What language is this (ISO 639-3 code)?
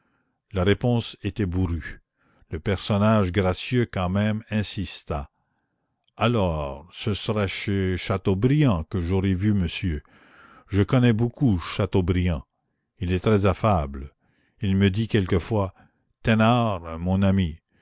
fra